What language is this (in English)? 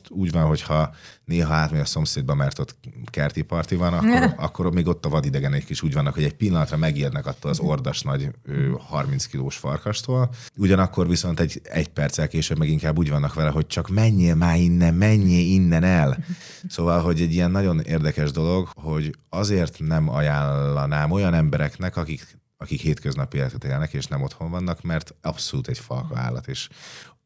Hungarian